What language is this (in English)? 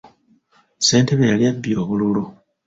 Ganda